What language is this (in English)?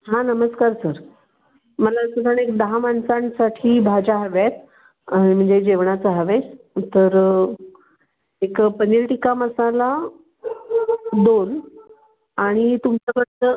Marathi